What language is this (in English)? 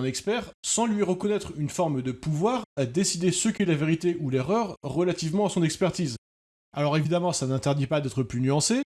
French